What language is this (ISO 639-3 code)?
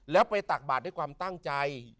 tha